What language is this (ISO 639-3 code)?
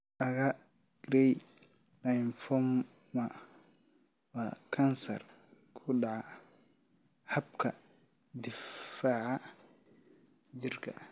som